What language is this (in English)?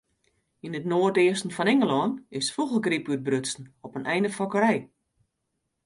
Western Frisian